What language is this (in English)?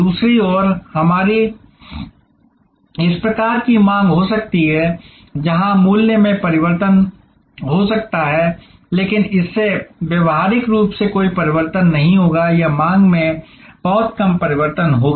Hindi